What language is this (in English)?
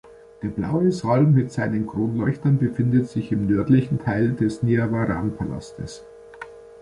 German